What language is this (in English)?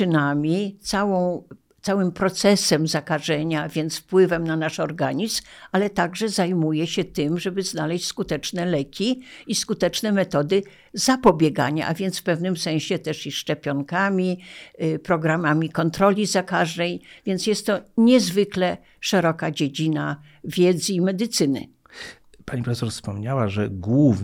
Polish